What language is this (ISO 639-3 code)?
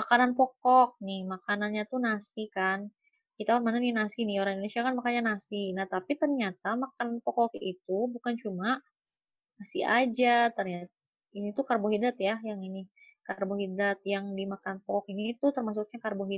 ind